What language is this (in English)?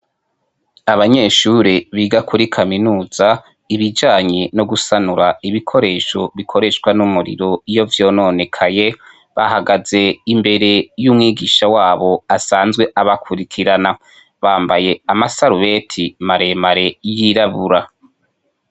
Rundi